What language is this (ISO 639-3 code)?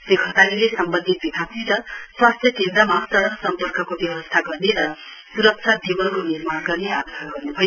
nep